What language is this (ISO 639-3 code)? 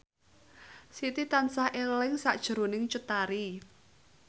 jav